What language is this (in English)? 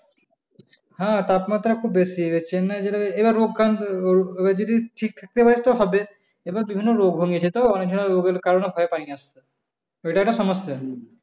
Bangla